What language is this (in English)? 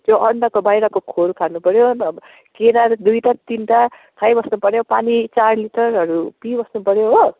Nepali